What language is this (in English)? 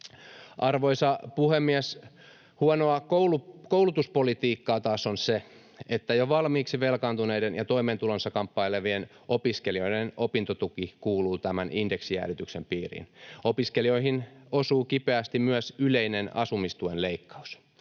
Finnish